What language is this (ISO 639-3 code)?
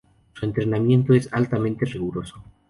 spa